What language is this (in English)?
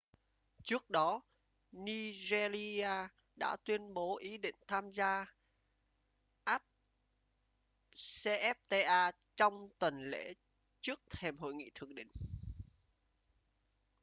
Vietnamese